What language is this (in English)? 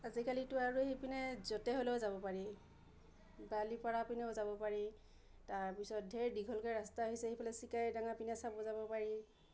Assamese